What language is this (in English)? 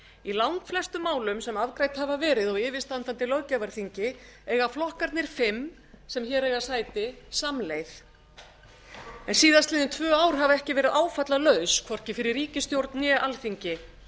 Icelandic